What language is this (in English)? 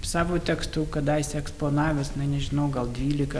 Lithuanian